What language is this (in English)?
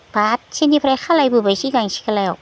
Bodo